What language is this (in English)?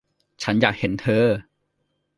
Thai